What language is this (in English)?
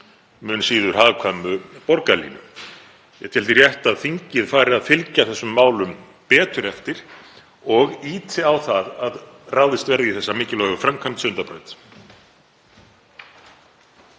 Icelandic